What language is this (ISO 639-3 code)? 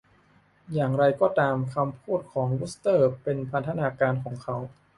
tha